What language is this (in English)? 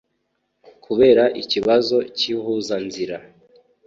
Kinyarwanda